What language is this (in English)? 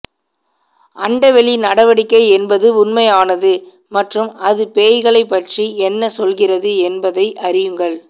Tamil